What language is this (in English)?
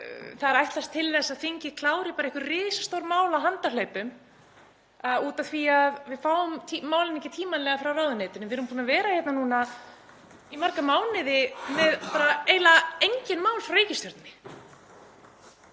Icelandic